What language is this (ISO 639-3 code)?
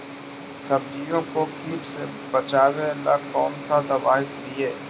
mag